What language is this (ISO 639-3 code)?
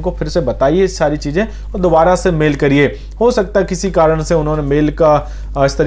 hin